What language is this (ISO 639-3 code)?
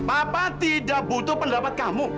ind